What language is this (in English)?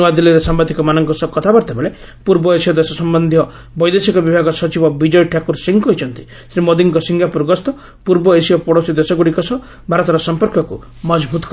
Odia